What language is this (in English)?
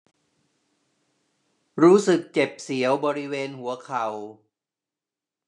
Thai